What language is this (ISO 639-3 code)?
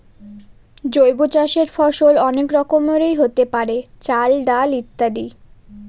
ben